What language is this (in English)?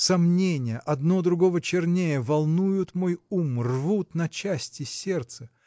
Russian